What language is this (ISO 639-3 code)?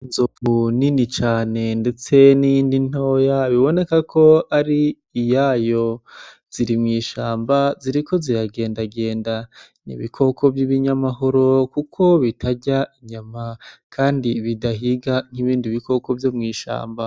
run